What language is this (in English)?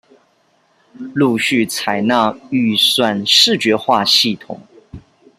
Chinese